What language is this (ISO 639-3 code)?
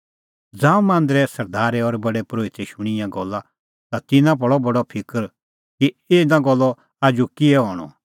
kfx